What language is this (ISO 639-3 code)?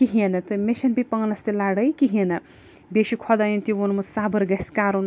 kas